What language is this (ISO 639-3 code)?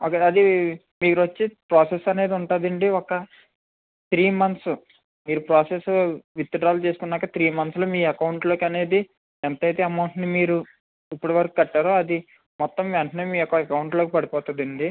tel